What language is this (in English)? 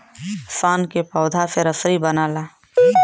Bhojpuri